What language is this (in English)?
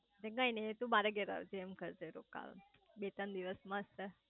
Gujarati